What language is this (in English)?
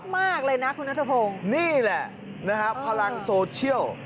Thai